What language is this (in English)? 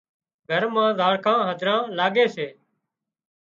Wadiyara Koli